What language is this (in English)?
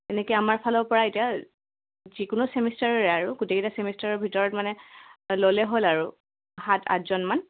Assamese